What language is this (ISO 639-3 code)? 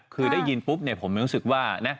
tha